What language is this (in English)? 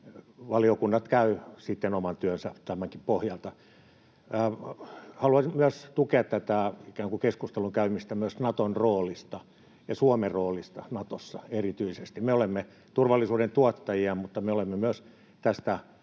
Finnish